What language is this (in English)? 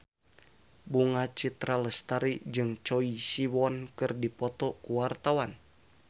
Sundanese